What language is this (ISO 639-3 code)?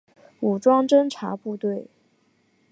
zho